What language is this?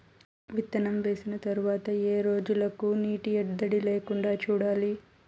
Telugu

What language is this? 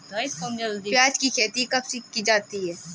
Hindi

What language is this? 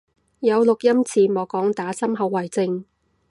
Cantonese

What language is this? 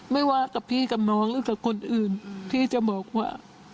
Thai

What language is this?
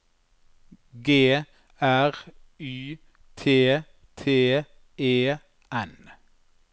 Norwegian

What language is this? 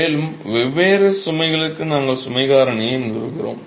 Tamil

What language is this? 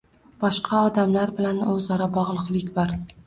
Uzbek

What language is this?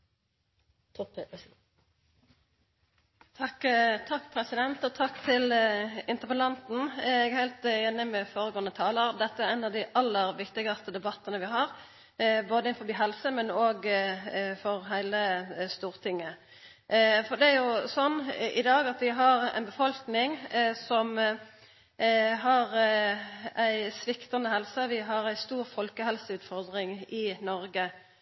Norwegian Nynorsk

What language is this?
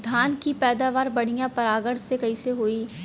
Bhojpuri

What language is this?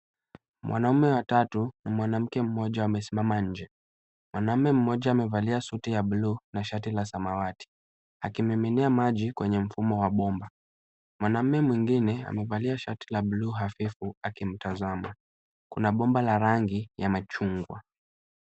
Swahili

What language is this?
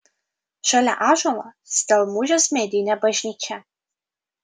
Lithuanian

